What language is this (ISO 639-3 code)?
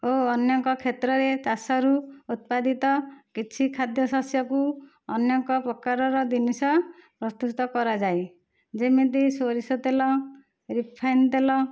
ori